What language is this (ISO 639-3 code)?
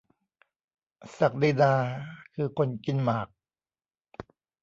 tha